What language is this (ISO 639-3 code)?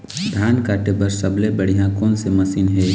hne